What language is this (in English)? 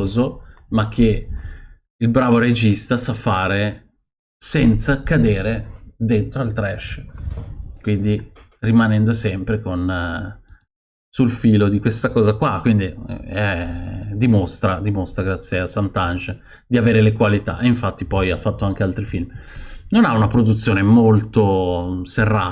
Italian